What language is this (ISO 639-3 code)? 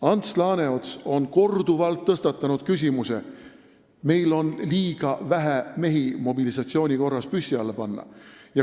est